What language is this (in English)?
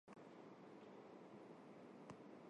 Armenian